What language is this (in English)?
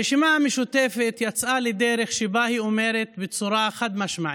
Hebrew